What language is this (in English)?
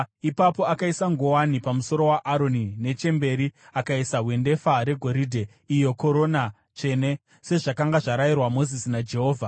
Shona